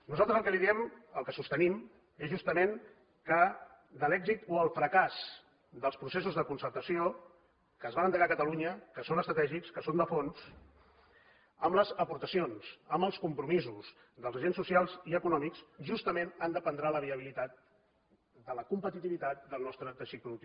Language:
Catalan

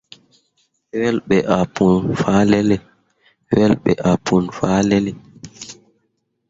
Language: Mundang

